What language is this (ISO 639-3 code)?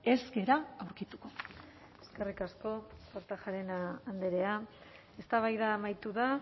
eus